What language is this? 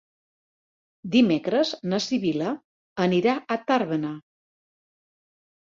Catalan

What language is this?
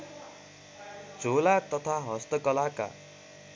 Nepali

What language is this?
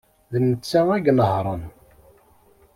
Kabyle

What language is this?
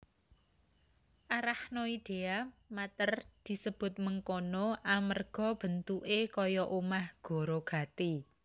Javanese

